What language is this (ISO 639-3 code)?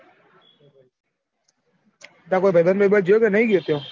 guj